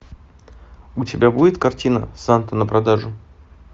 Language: Russian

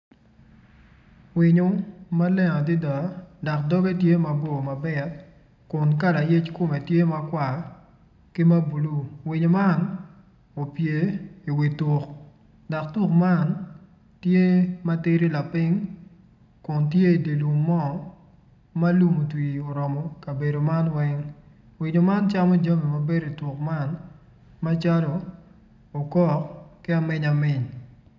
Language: Acoli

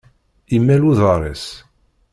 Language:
Kabyle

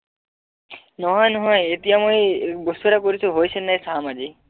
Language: Assamese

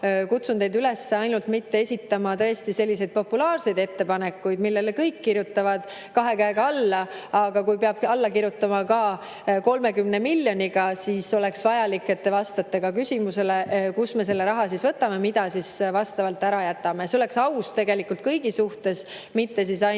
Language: Estonian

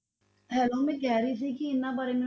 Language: Punjabi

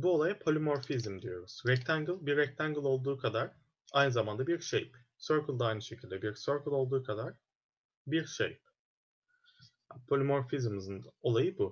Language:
Turkish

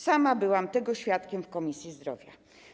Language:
Polish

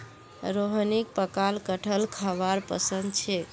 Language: Magahi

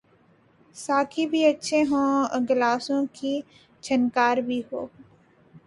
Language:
Urdu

